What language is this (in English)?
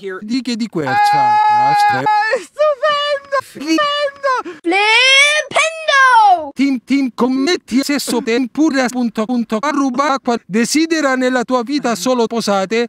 Italian